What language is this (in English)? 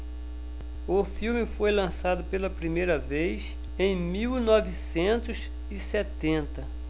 Portuguese